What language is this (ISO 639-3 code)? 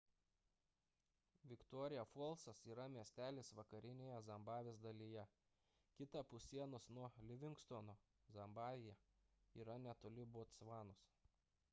lit